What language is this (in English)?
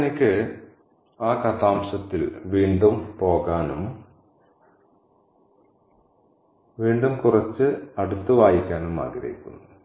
Malayalam